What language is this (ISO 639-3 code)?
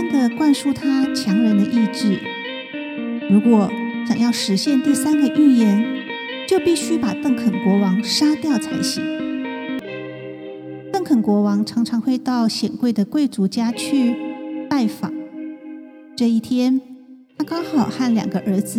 zho